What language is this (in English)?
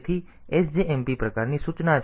Gujarati